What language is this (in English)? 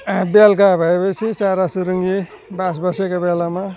Nepali